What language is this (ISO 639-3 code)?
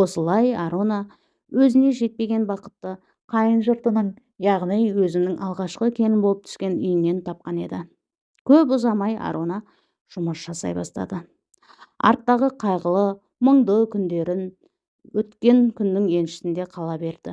tur